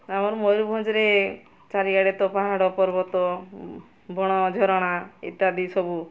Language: Odia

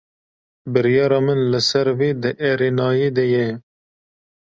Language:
Kurdish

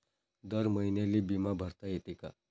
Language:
Marathi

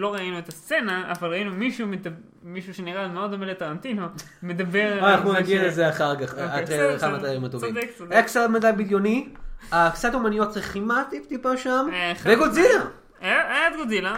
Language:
Hebrew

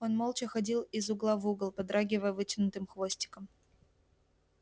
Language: Russian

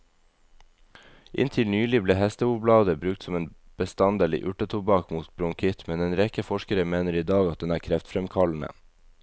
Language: Norwegian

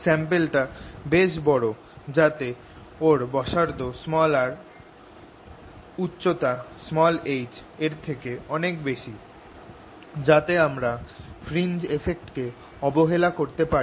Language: Bangla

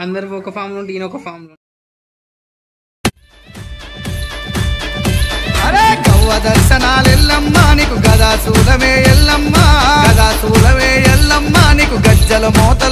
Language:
Telugu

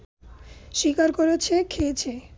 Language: Bangla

